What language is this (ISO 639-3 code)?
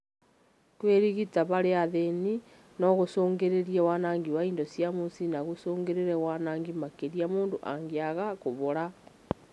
kik